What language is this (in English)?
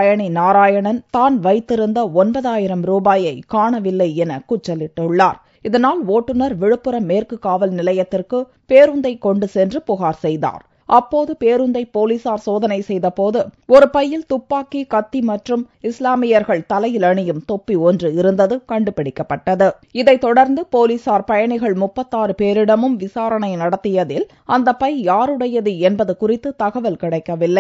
Romanian